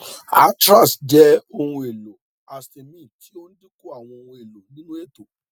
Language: Yoruba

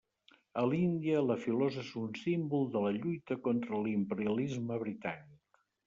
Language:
Catalan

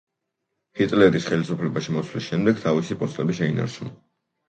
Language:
Georgian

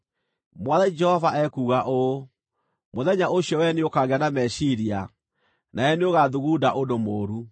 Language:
Kikuyu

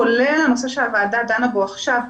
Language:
Hebrew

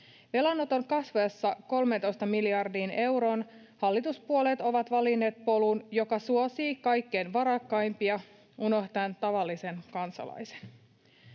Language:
Finnish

